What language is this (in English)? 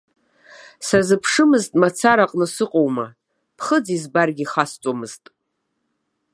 Abkhazian